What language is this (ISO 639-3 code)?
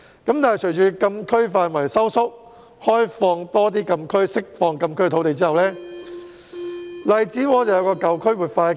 yue